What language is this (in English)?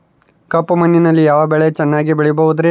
Kannada